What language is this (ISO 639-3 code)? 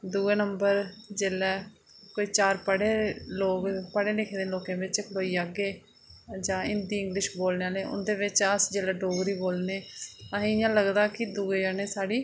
doi